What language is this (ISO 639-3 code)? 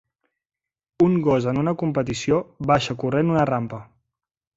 cat